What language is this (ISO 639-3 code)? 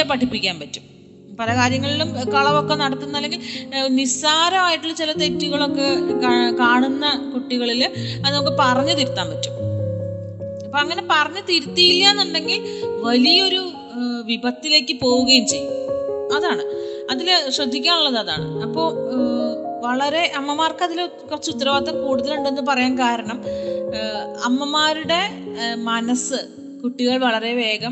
mal